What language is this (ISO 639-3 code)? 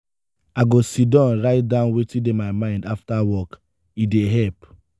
pcm